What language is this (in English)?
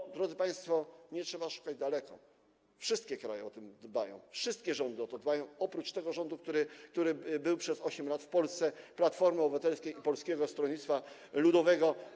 Polish